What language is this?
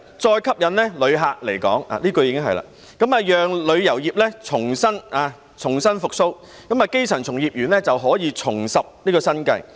Cantonese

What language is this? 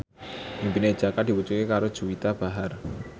Javanese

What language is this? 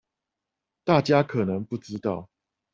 Chinese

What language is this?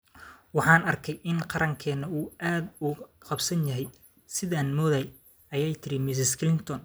Somali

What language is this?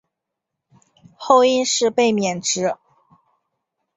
Chinese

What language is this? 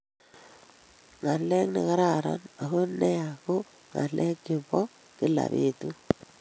Kalenjin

